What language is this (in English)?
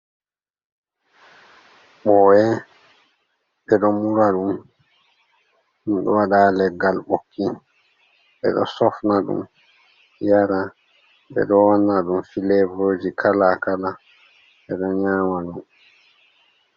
Fula